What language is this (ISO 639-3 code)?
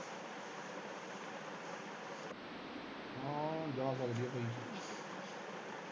pan